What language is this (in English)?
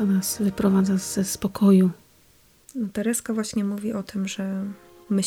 Polish